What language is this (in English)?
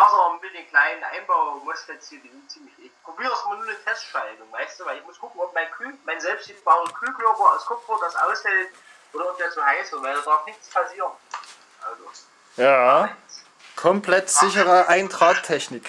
German